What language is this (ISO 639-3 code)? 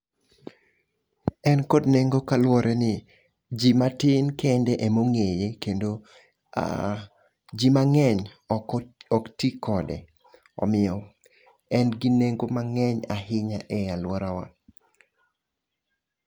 luo